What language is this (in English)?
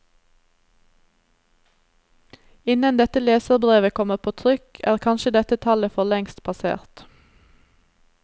Norwegian